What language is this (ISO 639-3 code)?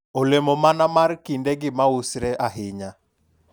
luo